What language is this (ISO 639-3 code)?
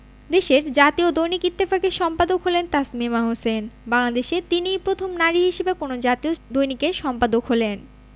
ben